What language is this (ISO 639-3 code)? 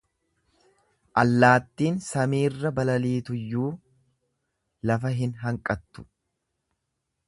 orm